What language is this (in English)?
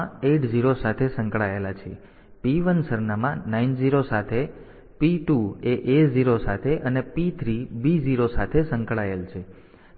Gujarati